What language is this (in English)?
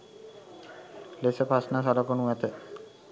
Sinhala